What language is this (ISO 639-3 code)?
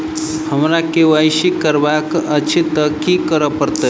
mai